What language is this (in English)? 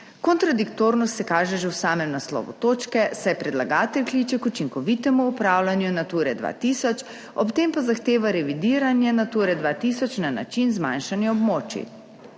Slovenian